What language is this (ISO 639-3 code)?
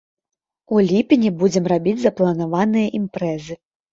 bel